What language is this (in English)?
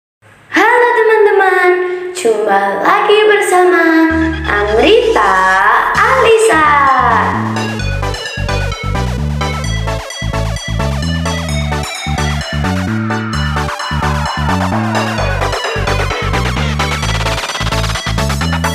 Thai